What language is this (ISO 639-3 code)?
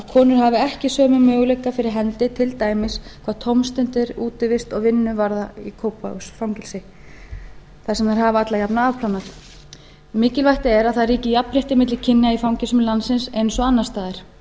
isl